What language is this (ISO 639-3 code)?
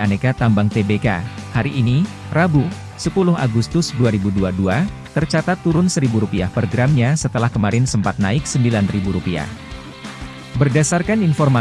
ind